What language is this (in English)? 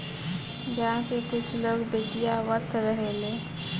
Bhojpuri